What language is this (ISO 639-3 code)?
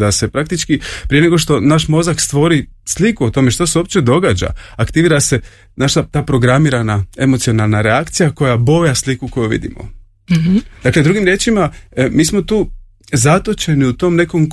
hrv